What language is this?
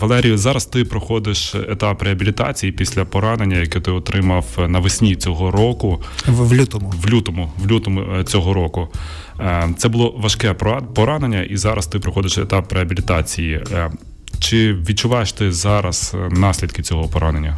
Ukrainian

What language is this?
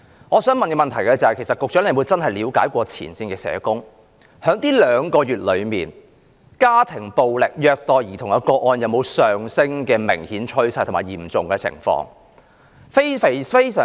Cantonese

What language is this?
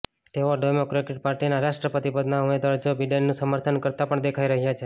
Gujarati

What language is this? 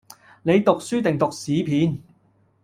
Cantonese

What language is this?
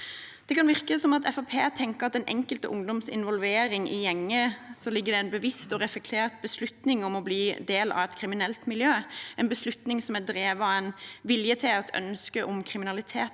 Norwegian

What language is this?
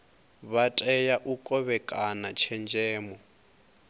Venda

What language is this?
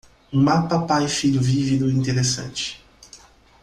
Portuguese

